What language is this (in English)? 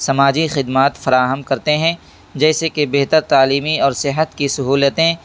Urdu